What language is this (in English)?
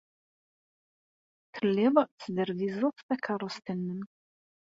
Kabyle